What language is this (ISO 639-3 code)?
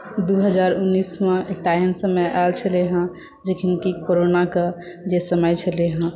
mai